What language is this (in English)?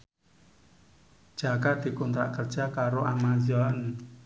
Javanese